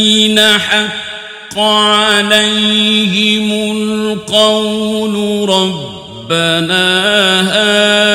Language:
Arabic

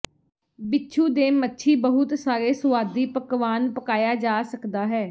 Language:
Punjabi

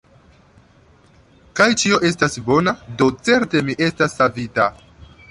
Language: Esperanto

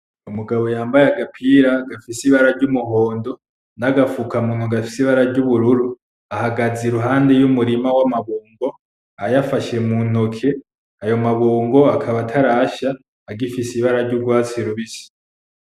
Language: Rundi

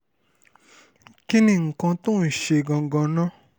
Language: Yoruba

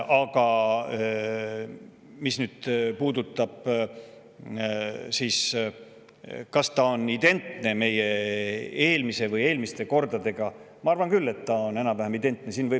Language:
Estonian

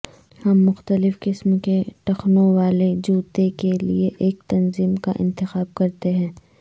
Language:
Urdu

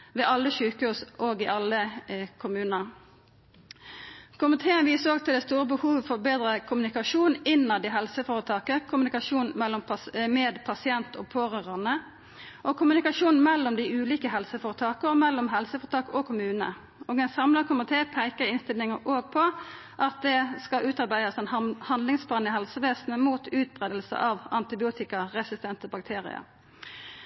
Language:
Norwegian Nynorsk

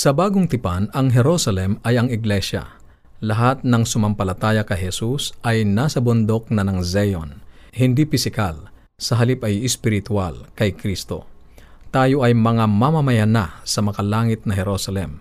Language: Filipino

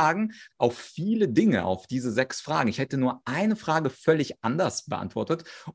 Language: German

